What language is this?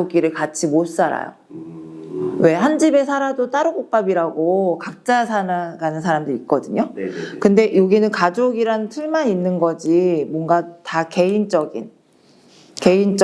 Korean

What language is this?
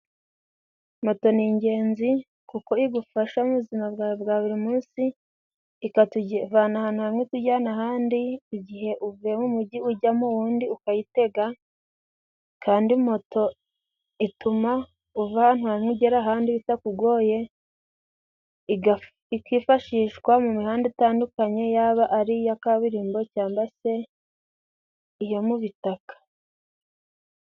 Kinyarwanda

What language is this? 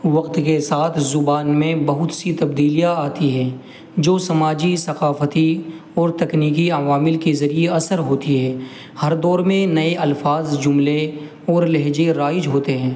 Urdu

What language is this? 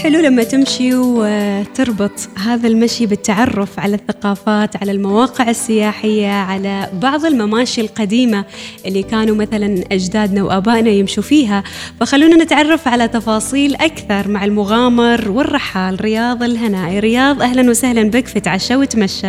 Arabic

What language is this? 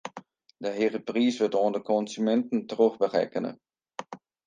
Western Frisian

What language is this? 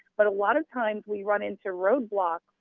English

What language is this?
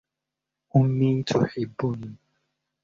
Arabic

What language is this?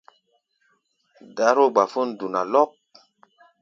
Gbaya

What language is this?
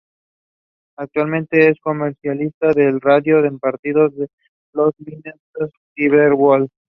Spanish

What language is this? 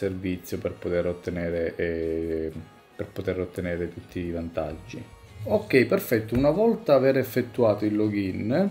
Italian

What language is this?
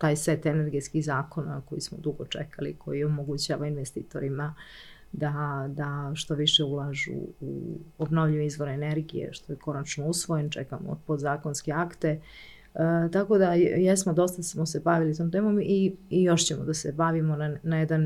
Croatian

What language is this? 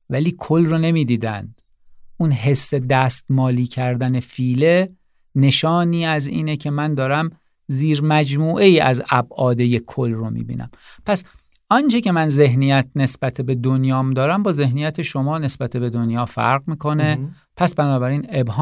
Persian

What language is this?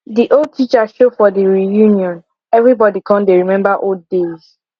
Nigerian Pidgin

